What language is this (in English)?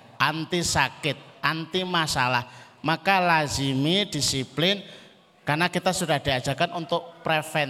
Indonesian